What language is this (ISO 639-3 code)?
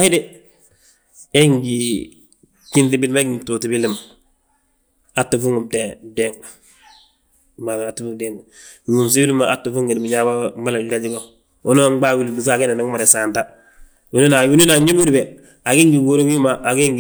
bjt